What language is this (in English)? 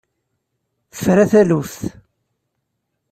Kabyle